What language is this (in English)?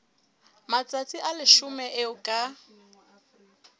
Southern Sotho